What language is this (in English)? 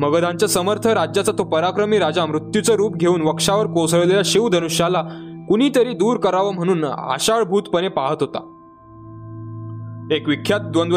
Marathi